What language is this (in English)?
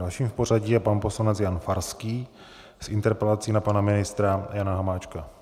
Czech